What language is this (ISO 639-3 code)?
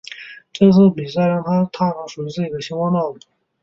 zho